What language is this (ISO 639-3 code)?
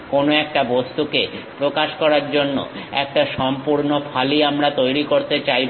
ben